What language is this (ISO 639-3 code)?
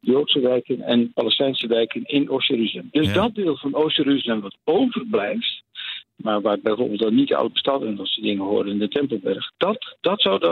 nld